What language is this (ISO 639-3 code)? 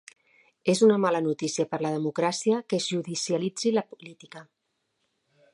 cat